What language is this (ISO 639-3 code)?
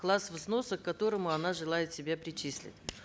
kaz